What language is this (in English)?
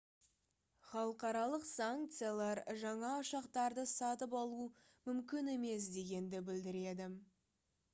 Kazakh